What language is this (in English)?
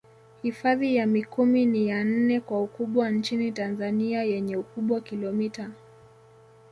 Swahili